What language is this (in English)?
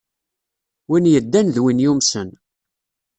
Kabyle